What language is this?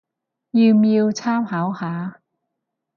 Cantonese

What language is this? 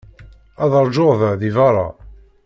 Kabyle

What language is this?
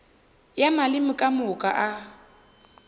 Northern Sotho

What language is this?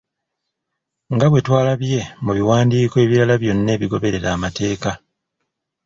Ganda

